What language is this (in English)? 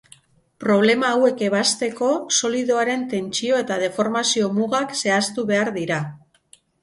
Basque